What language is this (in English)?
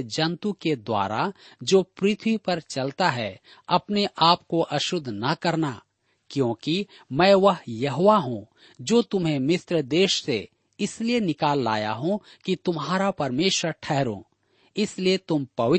Hindi